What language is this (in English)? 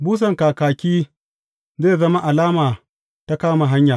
Hausa